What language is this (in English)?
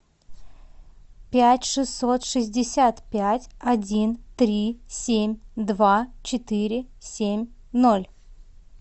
Russian